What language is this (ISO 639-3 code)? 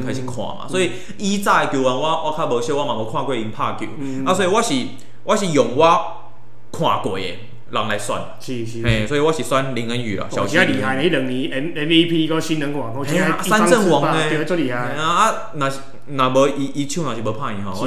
zho